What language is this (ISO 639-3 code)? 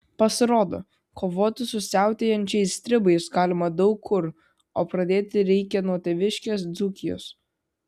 lit